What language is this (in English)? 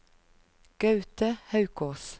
Norwegian